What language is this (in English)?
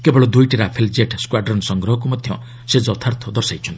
Odia